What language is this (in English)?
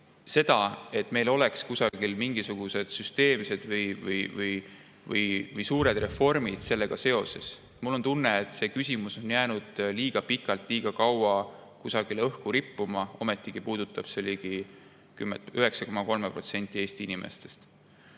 Estonian